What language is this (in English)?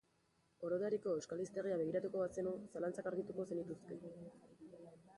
Basque